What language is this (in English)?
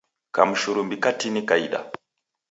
Taita